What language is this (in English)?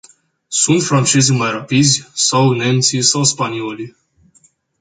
Romanian